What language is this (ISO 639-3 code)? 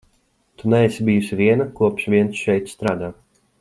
lav